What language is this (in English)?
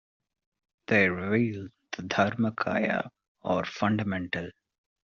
English